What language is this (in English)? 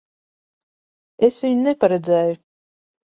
Latvian